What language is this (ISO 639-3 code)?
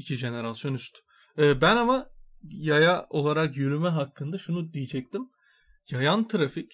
tur